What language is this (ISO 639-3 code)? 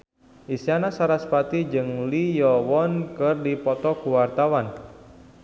sun